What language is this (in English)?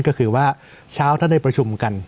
Thai